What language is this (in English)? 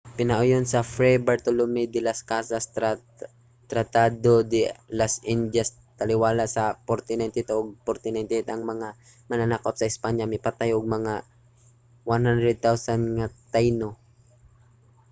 Cebuano